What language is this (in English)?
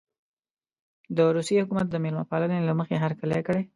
Pashto